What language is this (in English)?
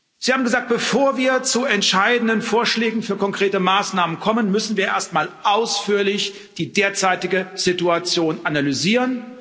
German